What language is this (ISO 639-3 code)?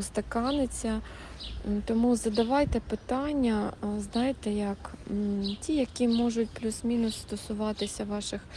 ukr